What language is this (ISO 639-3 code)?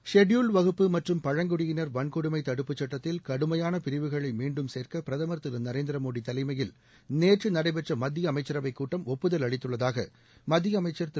tam